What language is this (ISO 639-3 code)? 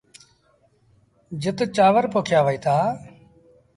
sbn